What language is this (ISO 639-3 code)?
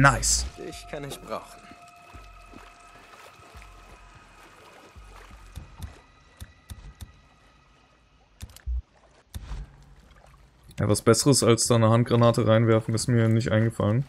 deu